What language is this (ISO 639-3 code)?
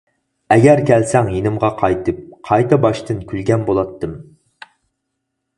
uig